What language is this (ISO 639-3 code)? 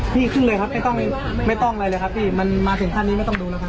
tha